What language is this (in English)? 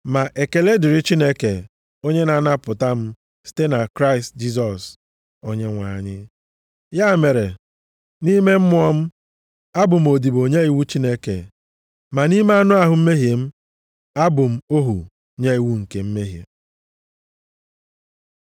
Igbo